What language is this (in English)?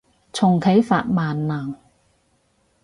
Cantonese